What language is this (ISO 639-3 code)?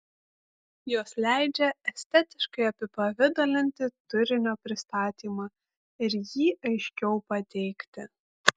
lit